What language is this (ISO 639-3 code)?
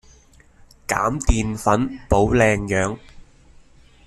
yue